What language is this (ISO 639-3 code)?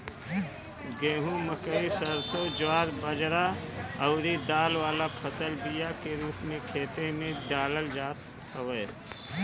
bho